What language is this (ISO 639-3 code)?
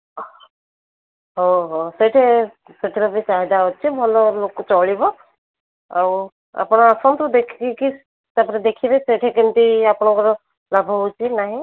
ori